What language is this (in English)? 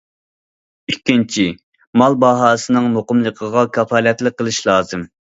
Uyghur